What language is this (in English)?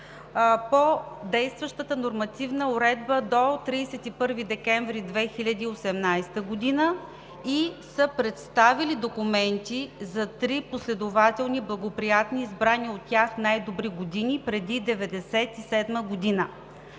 Bulgarian